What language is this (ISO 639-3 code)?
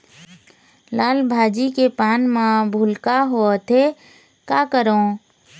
hne